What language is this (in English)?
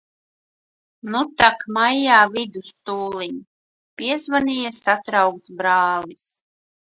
Latvian